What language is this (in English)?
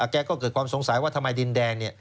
Thai